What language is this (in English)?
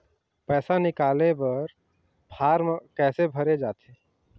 Chhattisgarhi